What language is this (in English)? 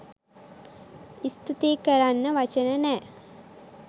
Sinhala